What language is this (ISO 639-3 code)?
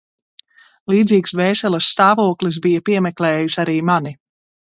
lav